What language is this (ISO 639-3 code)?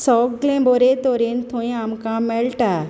kok